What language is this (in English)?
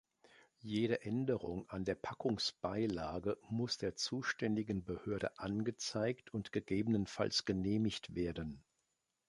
German